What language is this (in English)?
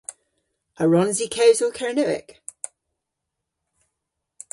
Cornish